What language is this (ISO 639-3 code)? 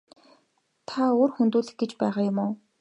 mon